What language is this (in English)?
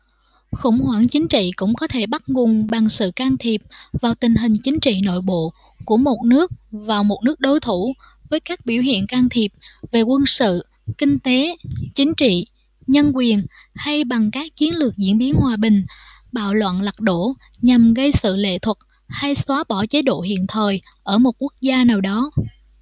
Vietnamese